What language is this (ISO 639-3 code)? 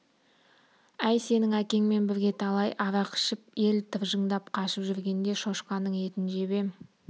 kaz